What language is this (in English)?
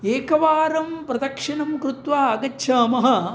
Sanskrit